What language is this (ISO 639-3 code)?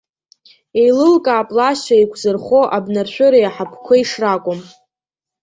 abk